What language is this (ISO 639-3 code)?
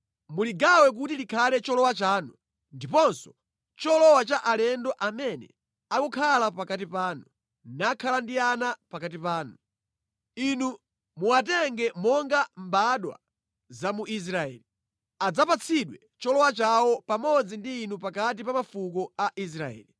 nya